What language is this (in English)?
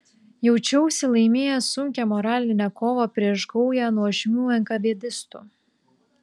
Lithuanian